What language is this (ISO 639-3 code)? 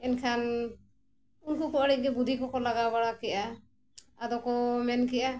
sat